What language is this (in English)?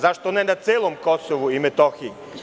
Serbian